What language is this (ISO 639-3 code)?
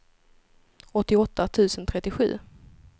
swe